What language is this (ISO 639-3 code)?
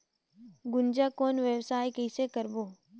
hne